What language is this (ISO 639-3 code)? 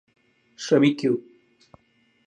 mal